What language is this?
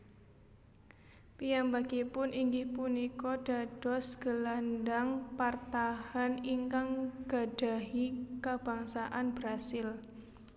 Javanese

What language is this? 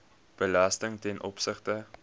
Afrikaans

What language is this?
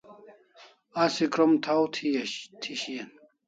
Kalasha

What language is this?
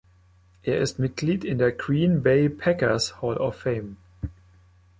German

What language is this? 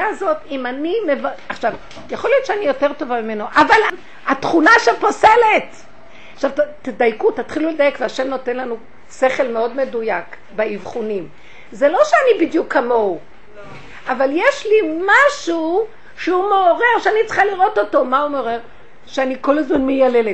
Hebrew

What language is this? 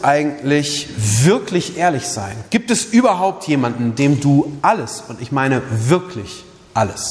German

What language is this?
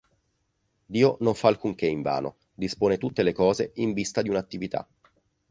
Italian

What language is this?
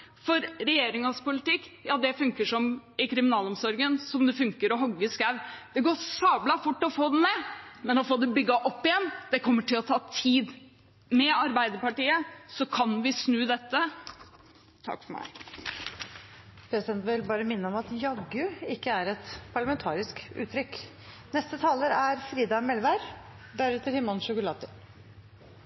Norwegian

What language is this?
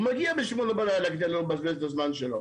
Hebrew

